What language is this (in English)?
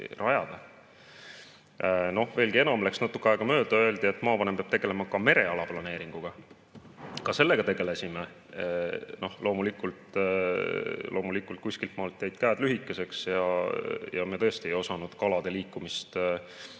Estonian